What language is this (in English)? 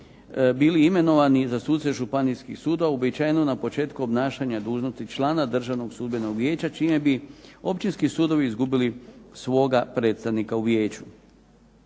Croatian